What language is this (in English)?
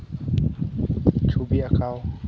Santali